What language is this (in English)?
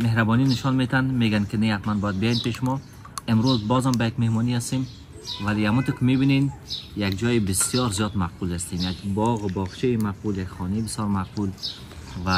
Persian